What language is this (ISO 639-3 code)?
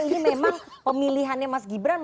ind